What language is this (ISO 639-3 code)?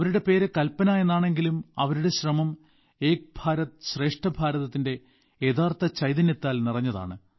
mal